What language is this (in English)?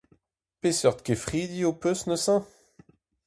Breton